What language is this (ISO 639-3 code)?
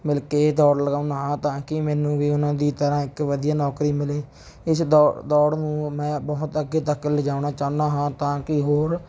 pan